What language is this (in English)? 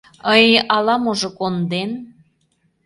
Mari